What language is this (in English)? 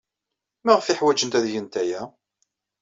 Kabyle